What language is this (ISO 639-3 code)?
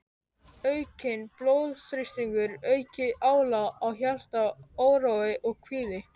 isl